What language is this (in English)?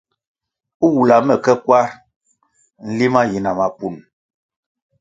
Kwasio